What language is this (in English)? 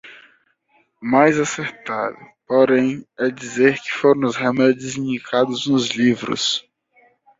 Portuguese